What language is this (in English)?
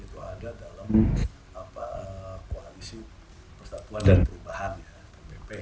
Indonesian